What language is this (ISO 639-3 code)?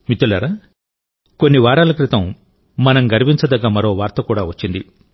tel